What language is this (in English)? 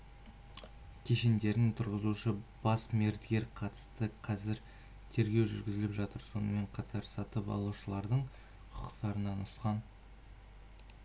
Kazakh